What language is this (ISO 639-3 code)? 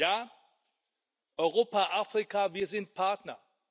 deu